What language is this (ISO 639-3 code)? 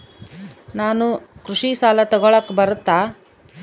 kan